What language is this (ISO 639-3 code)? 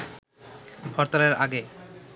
ben